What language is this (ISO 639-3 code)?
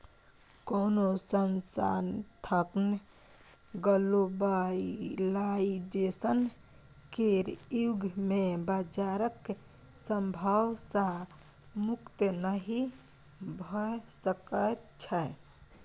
mai